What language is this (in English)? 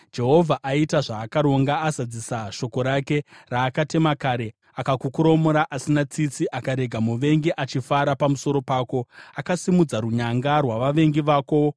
Shona